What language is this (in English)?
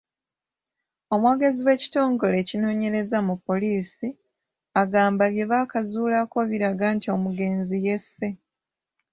Ganda